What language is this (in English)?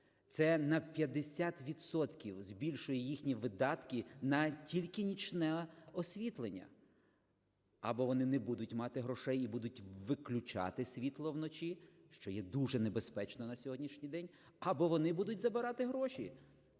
Ukrainian